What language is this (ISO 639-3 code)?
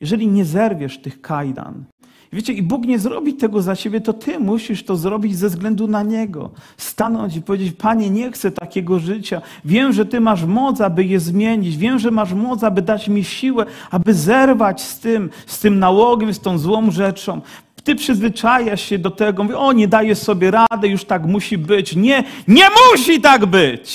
pol